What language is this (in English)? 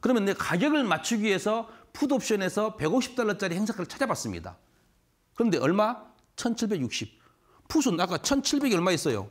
Korean